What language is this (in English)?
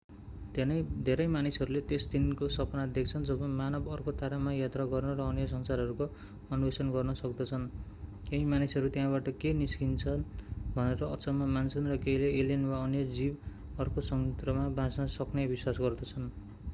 Nepali